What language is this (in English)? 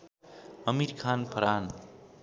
Nepali